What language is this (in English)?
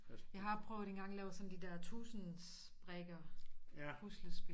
Danish